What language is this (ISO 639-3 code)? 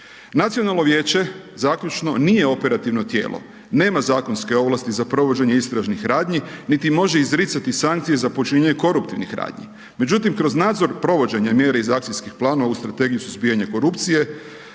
hrv